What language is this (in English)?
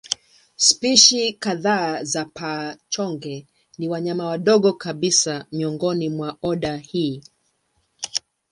Swahili